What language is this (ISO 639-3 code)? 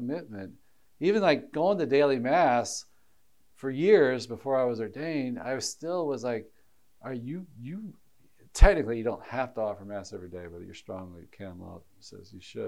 eng